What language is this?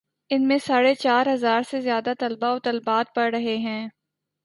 Urdu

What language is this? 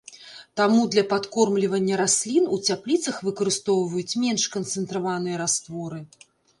Belarusian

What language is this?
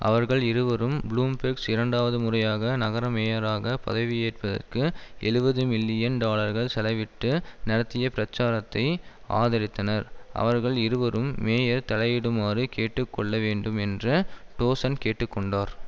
Tamil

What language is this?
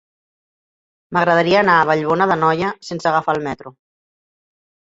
Catalan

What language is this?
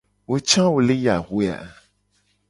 Gen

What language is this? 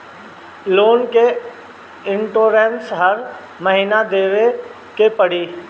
Bhojpuri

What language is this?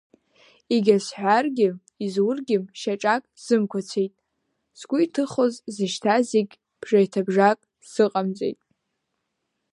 Abkhazian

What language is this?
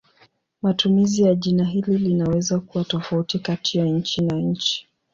Swahili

